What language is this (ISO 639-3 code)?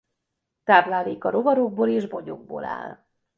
hun